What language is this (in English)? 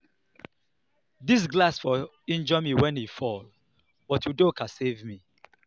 Nigerian Pidgin